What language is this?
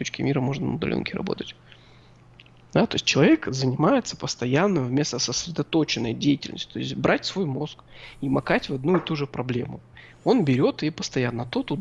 Russian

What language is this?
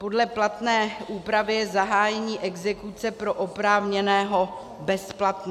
Czech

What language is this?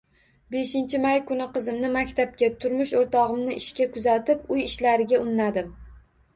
Uzbek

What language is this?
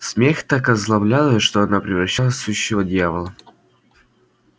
Russian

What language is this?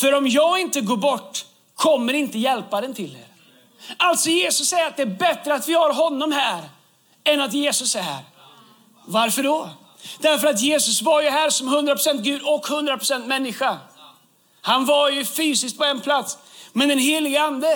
Swedish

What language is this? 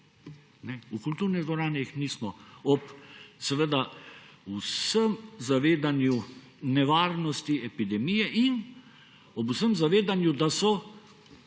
Slovenian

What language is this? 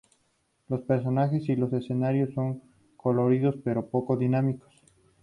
Spanish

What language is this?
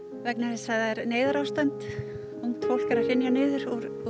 Icelandic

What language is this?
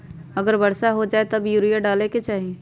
Magahi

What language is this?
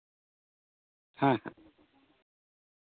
Santali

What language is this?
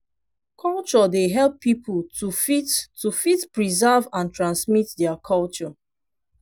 Nigerian Pidgin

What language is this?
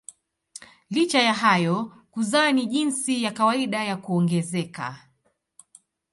Swahili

